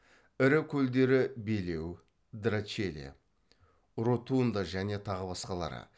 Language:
Kazakh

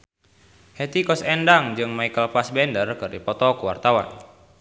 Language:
Sundanese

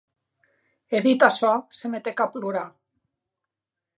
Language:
Occitan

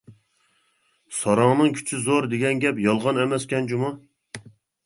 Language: Uyghur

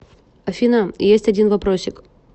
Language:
Russian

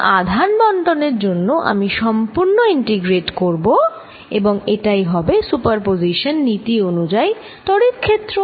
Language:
Bangla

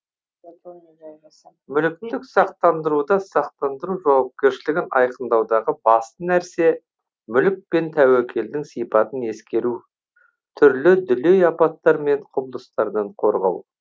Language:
Kazakh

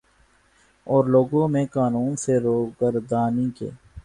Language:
Urdu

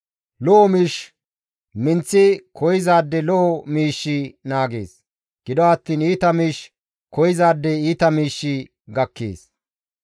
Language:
Gamo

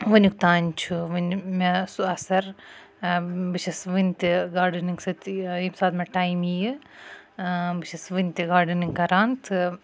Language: Kashmiri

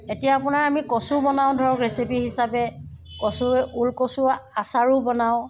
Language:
Assamese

